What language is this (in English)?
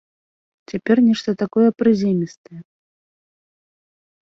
Belarusian